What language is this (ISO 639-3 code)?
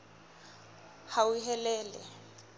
sot